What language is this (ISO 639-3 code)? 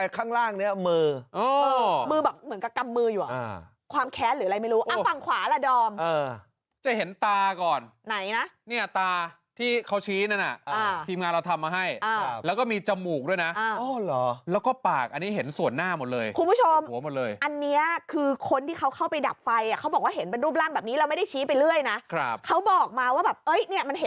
tha